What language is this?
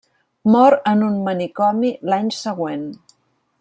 Catalan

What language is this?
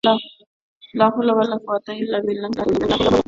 Bangla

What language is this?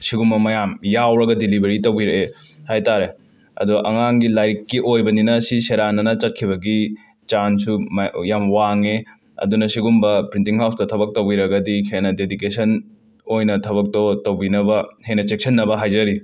Manipuri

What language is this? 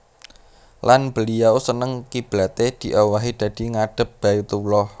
Javanese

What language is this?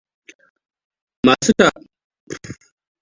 Hausa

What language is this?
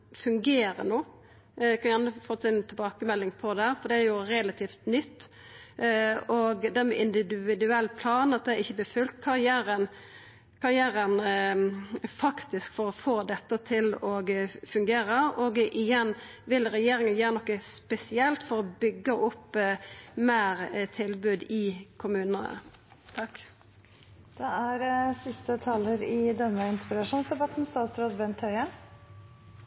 Norwegian Nynorsk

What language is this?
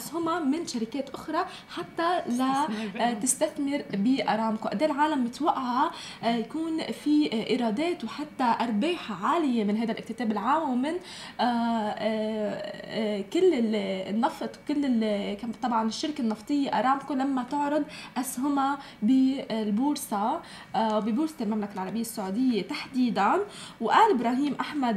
Arabic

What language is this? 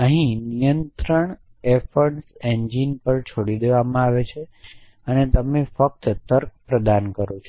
Gujarati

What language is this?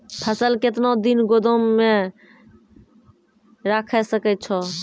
Maithili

